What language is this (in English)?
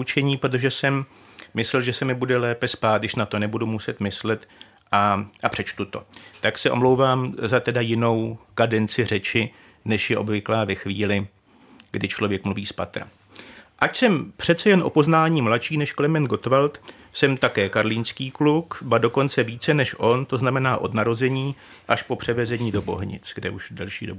Czech